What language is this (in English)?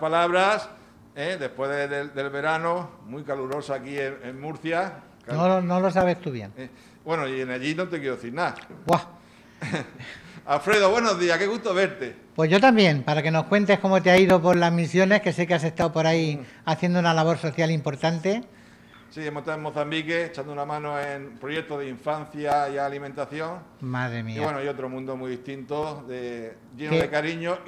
Spanish